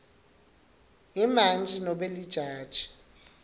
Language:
Swati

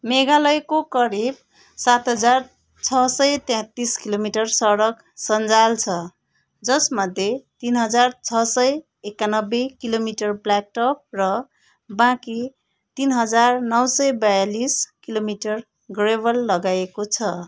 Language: Nepali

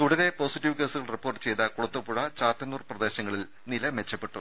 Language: Malayalam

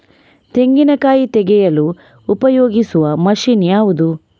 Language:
Kannada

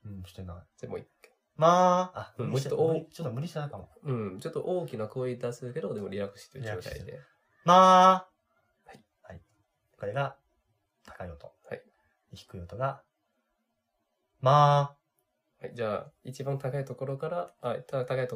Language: Japanese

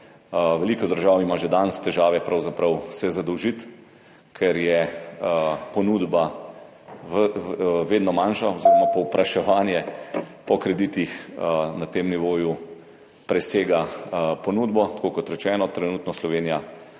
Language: Slovenian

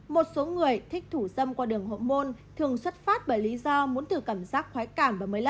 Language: Vietnamese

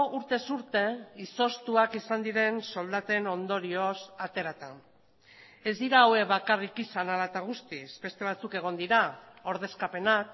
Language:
Basque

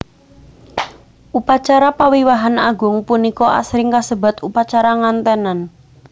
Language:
Javanese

